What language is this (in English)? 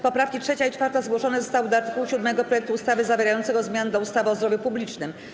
Polish